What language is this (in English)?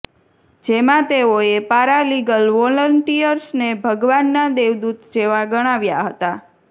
Gujarati